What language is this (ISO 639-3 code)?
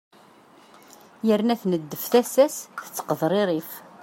kab